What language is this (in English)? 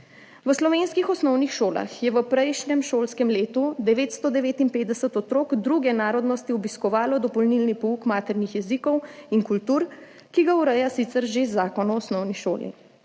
Slovenian